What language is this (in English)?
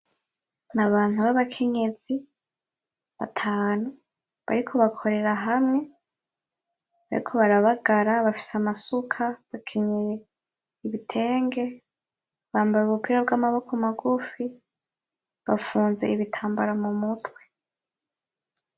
Rundi